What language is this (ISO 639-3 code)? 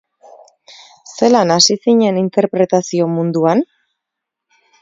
eus